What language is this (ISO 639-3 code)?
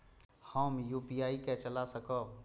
mai